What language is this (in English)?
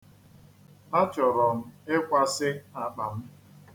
Igbo